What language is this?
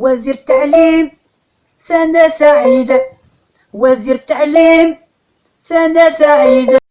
Arabic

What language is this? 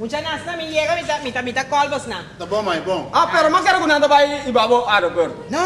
Portuguese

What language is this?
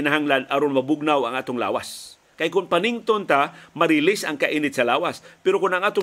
Filipino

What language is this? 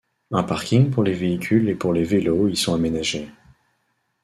French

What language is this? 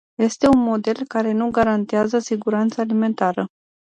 Romanian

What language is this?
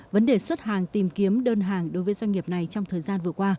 Vietnamese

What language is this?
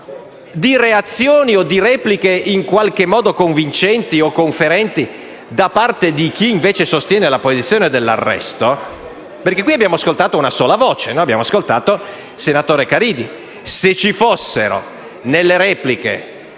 Italian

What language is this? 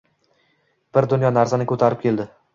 Uzbek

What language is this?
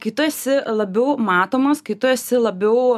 Lithuanian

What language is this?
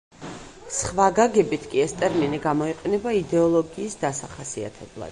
Georgian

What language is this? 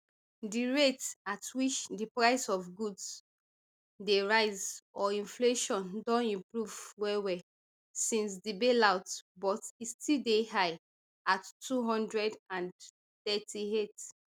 Nigerian Pidgin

